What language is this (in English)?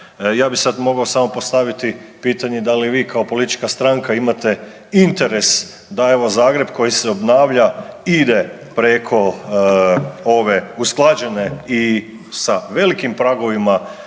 Croatian